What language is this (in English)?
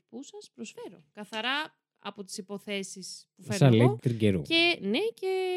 Greek